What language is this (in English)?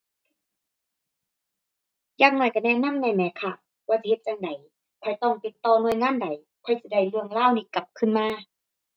Thai